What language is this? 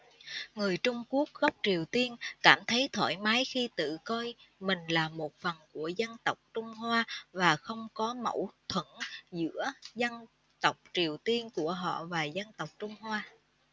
Vietnamese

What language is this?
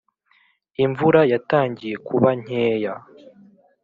Kinyarwanda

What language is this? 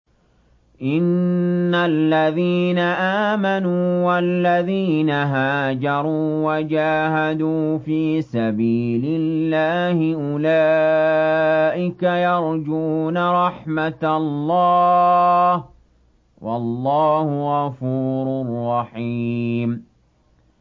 Arabic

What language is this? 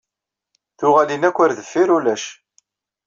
Kabyle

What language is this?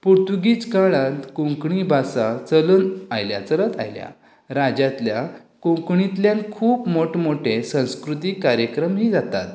Konkani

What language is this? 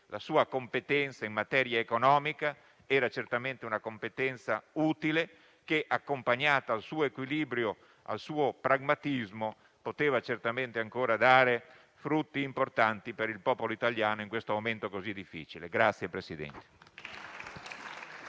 Italian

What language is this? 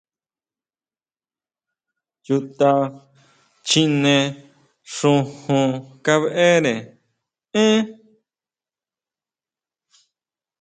Huautla Mazatec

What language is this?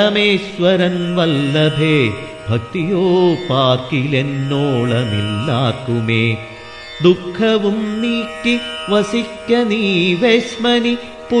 Malayalam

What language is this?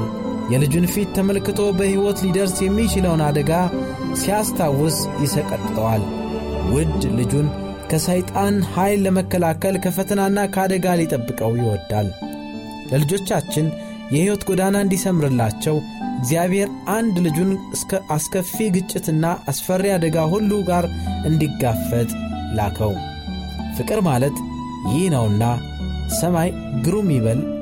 Amharic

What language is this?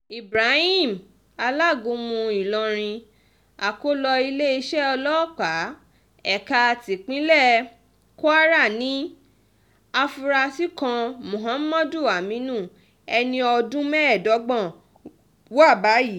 Yoruba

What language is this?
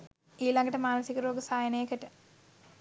Sinhala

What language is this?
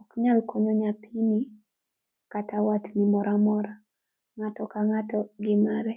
Luo (Kenya and Tanzania)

